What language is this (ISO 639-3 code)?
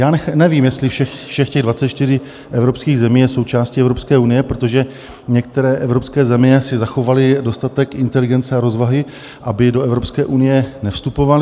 ces